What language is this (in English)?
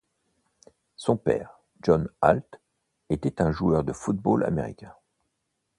French